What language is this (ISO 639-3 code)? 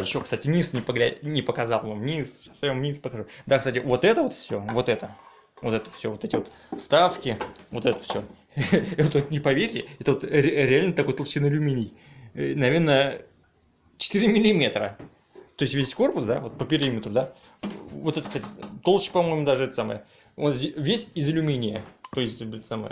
rus